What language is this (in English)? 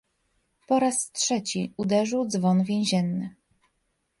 Polish